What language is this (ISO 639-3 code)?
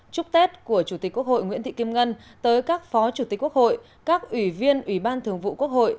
vie